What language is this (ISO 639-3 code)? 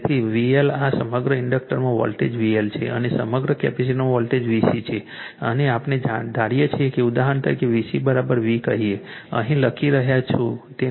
guj